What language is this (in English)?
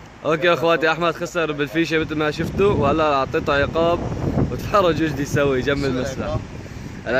Arabic